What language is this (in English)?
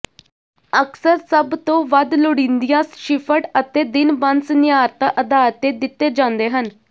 Punjabi